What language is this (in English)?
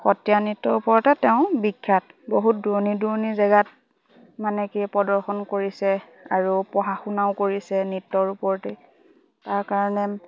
Assamese